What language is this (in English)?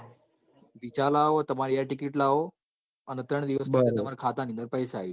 Gujarati